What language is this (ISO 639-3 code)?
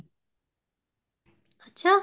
pan